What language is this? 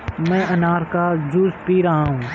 Hindi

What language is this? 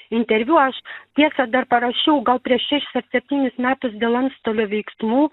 Lithuanian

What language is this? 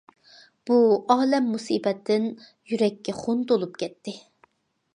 Uyghur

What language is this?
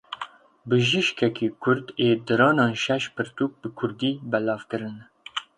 Kurdish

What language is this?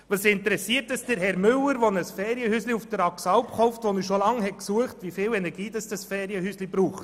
Swiss German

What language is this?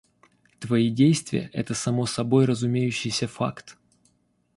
Russian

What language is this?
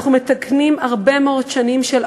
Hebrew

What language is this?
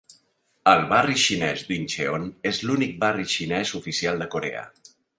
Catalan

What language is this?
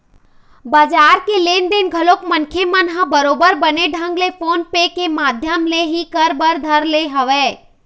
Chhattisgarhi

